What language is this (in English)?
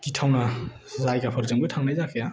Bodo